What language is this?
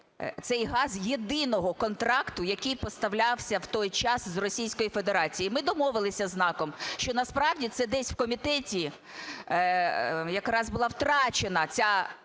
Ukrainian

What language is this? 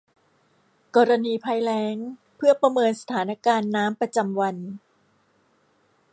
Thai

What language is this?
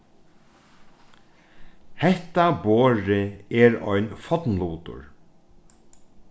Faroese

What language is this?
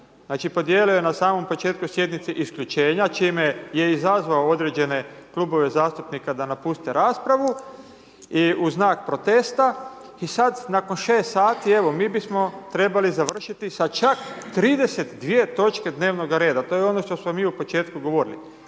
Croatian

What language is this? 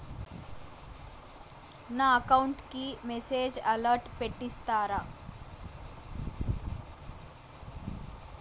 Telugu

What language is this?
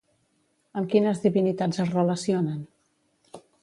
Catalan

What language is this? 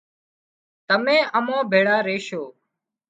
Wadiyara Koli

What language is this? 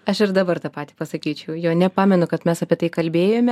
Lithuanian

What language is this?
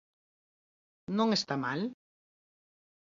Galician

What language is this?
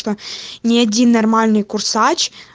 Russian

